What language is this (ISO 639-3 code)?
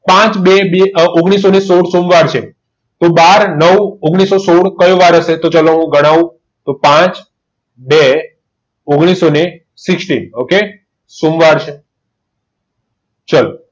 guj